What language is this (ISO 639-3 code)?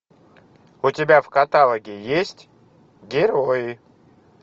rus